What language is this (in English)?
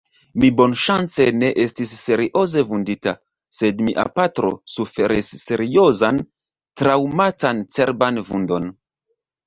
Esperanto